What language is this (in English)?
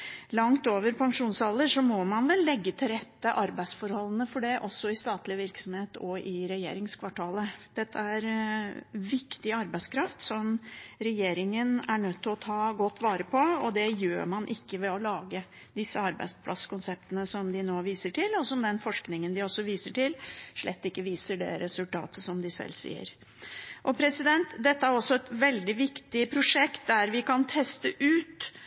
Norwegian Bokmål